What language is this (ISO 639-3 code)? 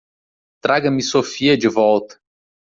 por